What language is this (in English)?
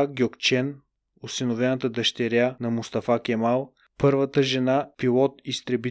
Bulgarian